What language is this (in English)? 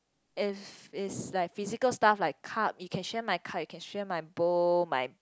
English